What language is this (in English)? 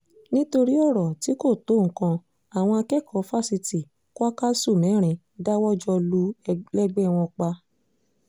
Yoruba